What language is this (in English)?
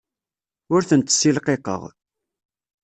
Kabyle